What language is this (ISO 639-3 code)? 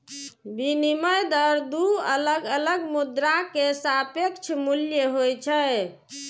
mai